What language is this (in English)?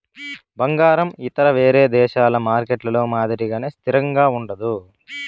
Telugu